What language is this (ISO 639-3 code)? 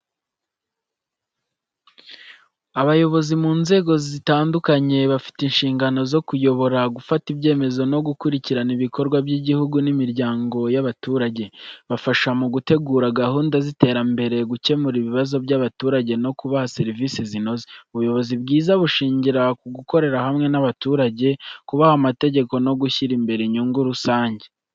kin